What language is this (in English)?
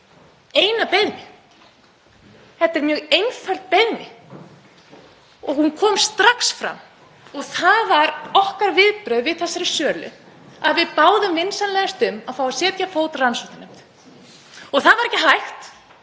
Icelandic